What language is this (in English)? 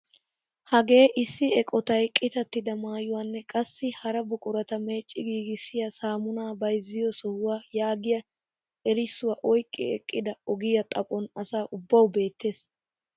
Wolaytta